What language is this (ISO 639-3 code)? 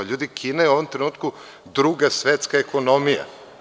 srp